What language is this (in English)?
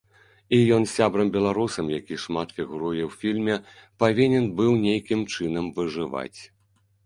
Belarusian